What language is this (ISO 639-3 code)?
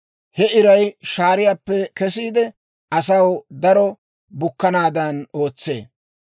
dwr